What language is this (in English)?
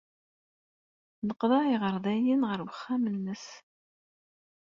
Kabyle